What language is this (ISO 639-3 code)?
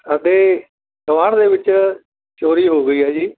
pan